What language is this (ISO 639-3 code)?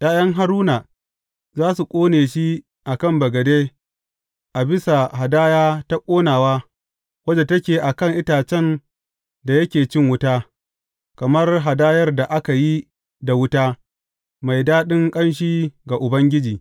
hau